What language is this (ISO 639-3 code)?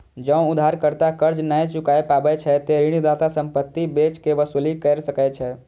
mai